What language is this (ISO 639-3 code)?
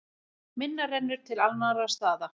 isl